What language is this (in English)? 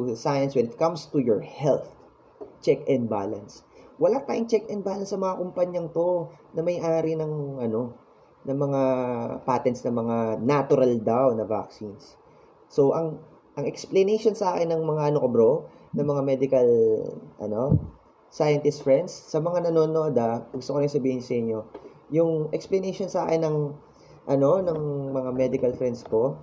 Filipino